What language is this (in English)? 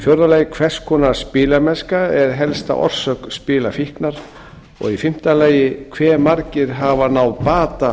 Icelandic